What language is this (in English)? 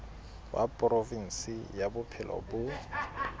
Southern Sotho